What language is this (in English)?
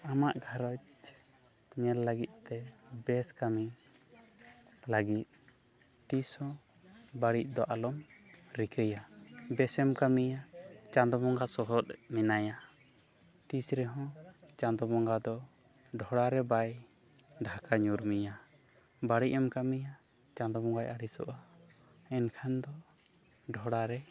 Santali